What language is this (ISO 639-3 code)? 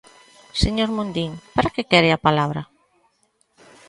glg